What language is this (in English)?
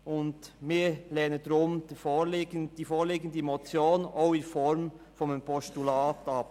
Swiss German